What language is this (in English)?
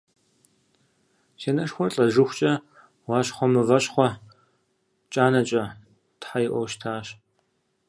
Kabardian